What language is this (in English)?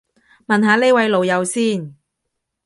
Cantonese